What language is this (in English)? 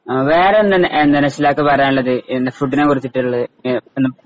Malayalam